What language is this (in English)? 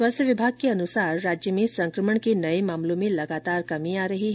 Hindi